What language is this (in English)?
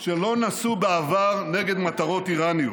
Hebrew